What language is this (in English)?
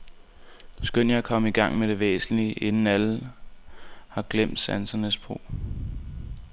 Danish